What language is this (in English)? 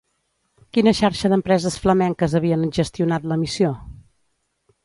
Catalan